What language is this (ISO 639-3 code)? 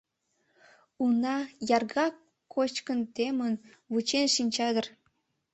chm